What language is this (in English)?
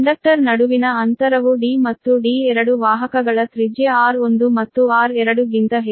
Kannada